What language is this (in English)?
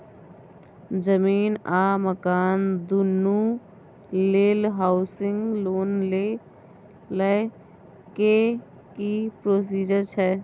Maithili